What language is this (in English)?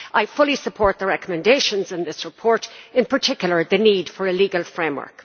English